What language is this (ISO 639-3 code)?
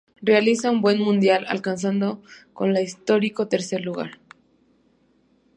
spa